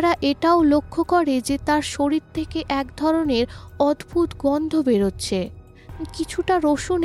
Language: Bangla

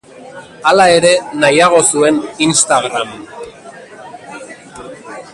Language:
Basque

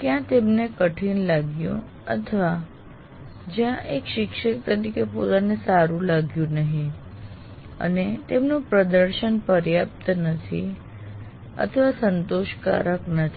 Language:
Gujarati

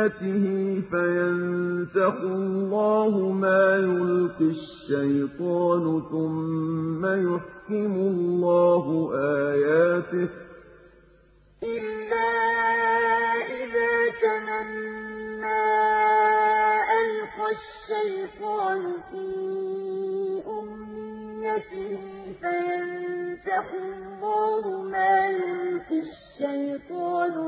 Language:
Arabic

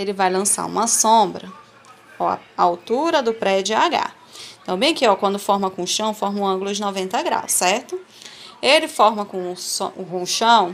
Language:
Portuguese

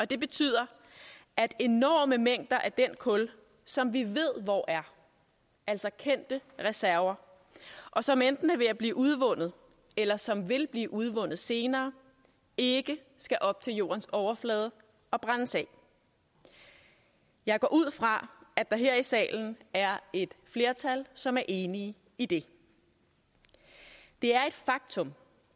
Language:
Danish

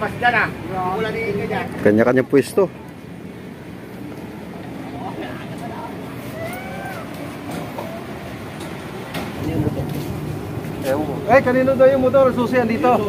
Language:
Indonesian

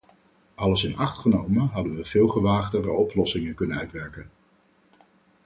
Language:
Dutch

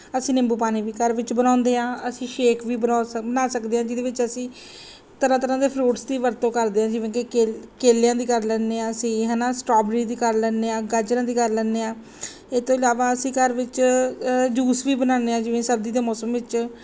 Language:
Punjabi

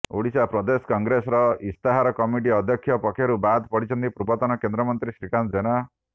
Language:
Odia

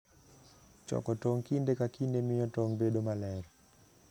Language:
Luo (Kenya and Tanzania)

